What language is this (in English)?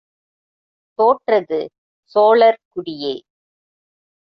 Tamil